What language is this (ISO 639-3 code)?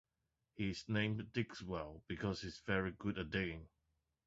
eng